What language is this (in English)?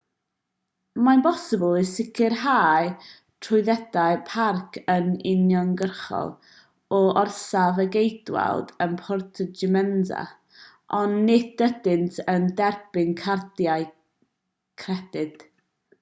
Welsh